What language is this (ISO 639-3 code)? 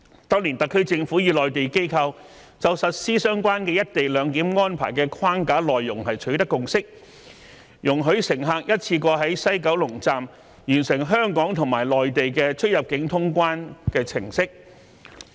yue